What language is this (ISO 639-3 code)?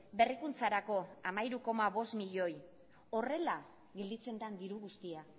eus